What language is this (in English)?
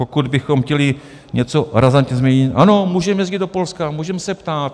Czech